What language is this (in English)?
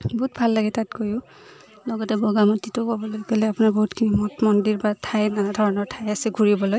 Assamese